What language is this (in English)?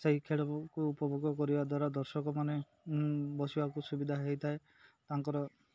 Odia